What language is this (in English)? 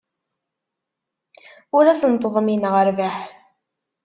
Kabyle